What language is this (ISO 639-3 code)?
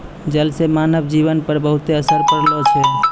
mai